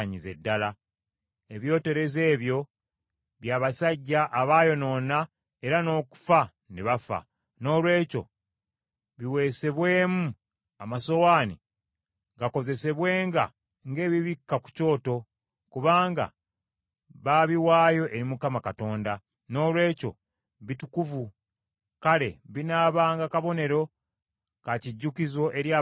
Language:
Ganda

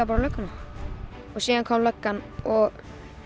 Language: Icelandic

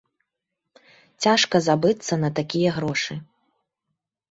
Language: Belarusian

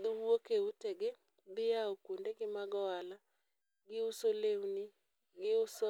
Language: Luo (Kenya and Tanzania)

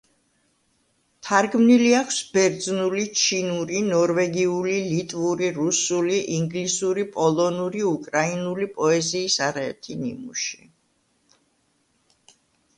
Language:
Georgian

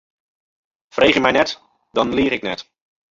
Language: Western Frisian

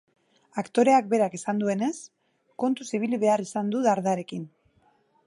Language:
Basque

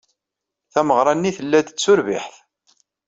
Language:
Kabyle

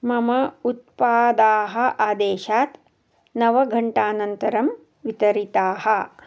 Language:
Sanskrit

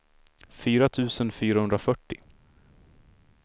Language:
Swedish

